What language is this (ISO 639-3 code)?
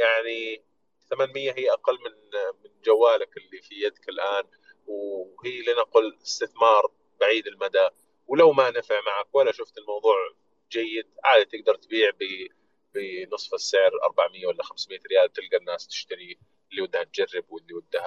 ara